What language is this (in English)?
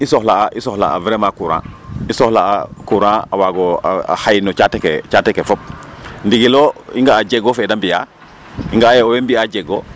Serer